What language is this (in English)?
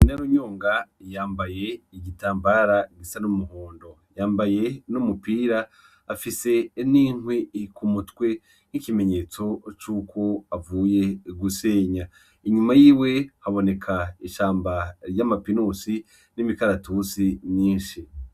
Rundi